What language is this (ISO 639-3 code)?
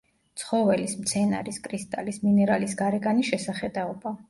kat